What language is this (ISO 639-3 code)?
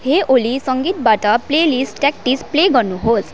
nep